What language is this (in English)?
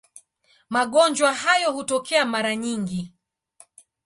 Swahili